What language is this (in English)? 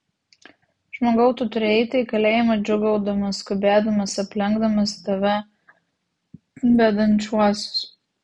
Lithuanian